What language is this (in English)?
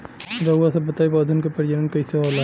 Bhojpuri